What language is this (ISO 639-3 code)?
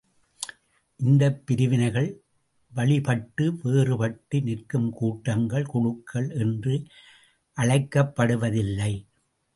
tam